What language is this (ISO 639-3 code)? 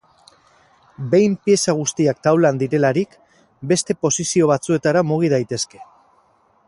eus